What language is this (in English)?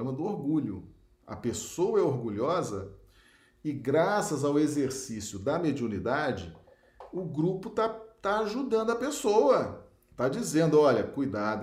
Portuguese